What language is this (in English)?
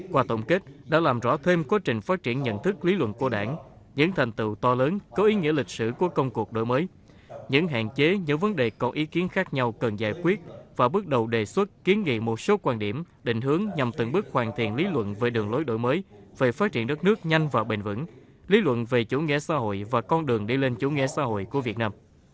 Vietnamese